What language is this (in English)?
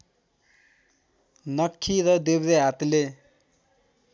Nepali